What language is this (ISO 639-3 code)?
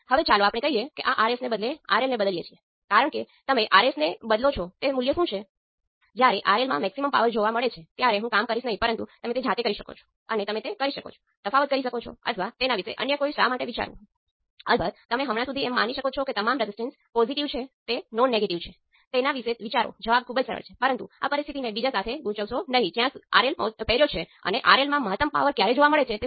guj